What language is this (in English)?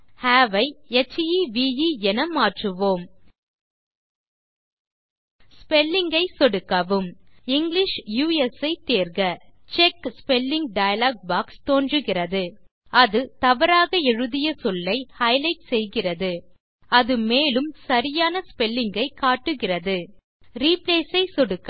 Tamil